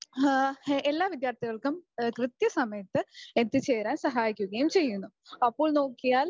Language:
Malayalam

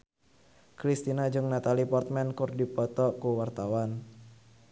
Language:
Sundanese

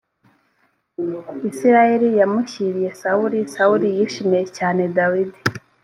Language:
Kinyarwanda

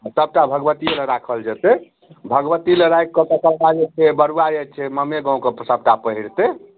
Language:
Maithili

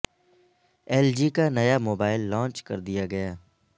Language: Urdu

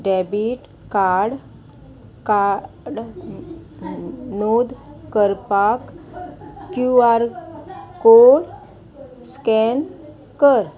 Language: Konkani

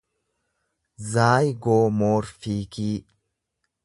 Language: Oromo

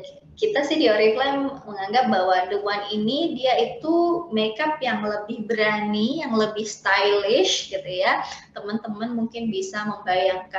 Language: Indonesian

